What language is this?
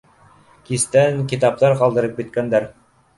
Bashkir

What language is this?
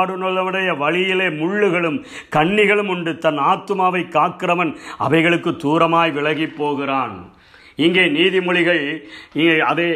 Tamil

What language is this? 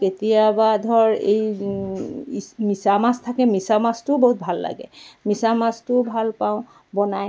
Assamese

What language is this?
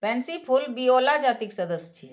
Maithili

